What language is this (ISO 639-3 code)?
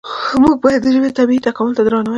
pus